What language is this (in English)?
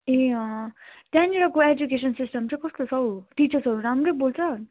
Nepali